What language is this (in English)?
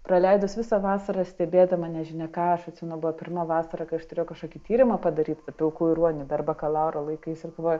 Lithuanian